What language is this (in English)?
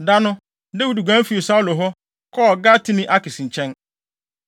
Akan